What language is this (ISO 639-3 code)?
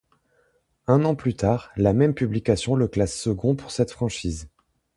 fra